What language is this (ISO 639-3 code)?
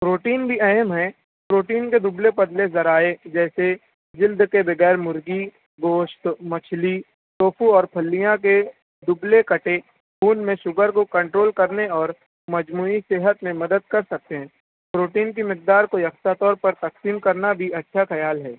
urd